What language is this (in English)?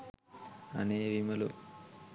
Sinhala